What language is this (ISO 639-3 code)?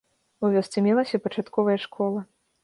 bel